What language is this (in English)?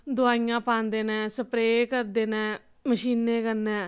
Dogri